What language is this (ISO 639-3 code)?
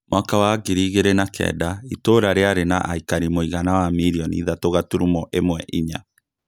kik